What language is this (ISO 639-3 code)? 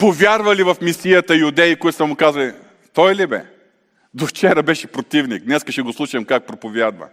bul